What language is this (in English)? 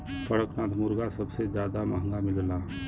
Bhojpuri